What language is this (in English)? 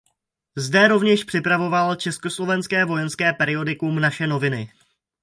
Czech